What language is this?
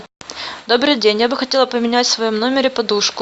Russian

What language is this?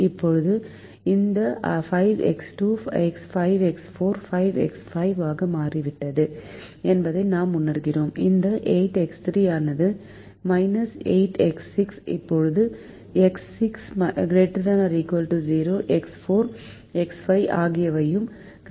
Tamil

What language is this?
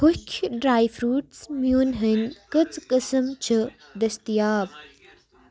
Kashmiri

